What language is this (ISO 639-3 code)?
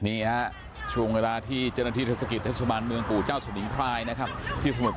tha